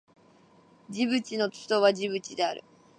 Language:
Japanese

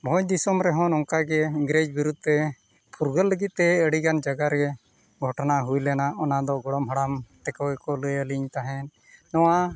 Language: Santali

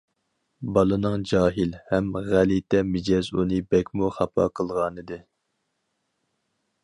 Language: Uyghur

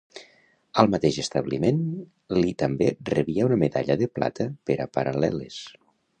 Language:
Catalan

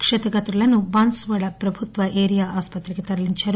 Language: Telugu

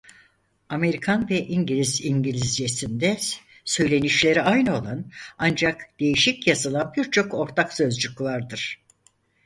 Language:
Turkish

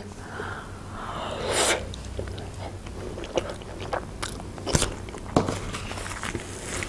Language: Russian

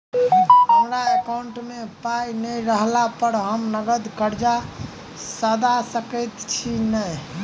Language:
Maithili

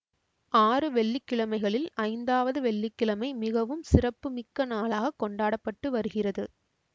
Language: Tamil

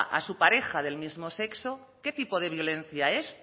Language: Spanish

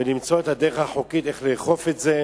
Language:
Hebrew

